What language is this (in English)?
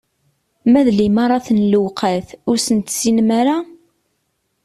Kabyle